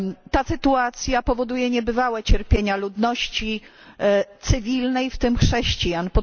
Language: Polish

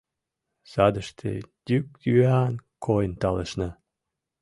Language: Mari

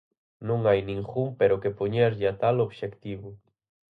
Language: Galician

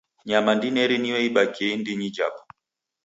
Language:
Taita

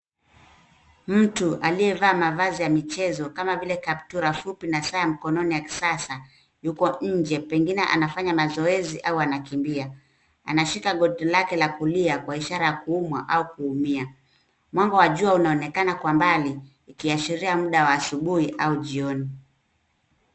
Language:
Swahili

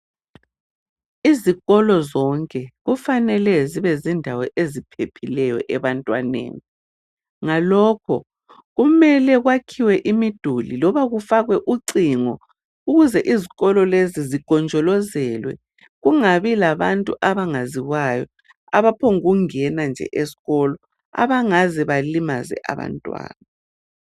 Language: North Ndebele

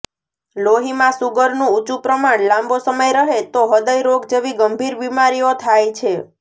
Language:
Gujarati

